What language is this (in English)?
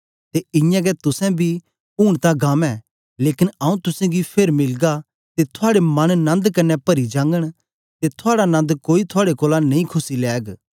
Dogri